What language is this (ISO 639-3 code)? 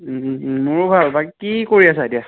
asm